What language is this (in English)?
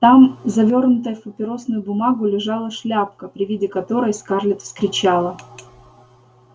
Russian